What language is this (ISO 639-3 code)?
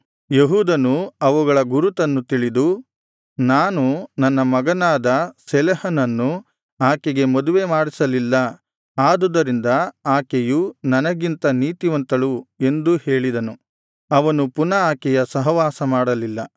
kan